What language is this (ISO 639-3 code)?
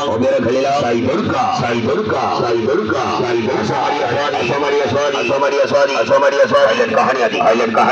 kor